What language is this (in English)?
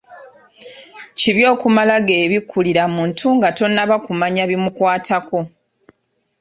Ganda